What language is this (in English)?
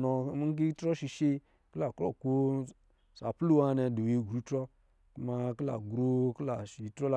Lijili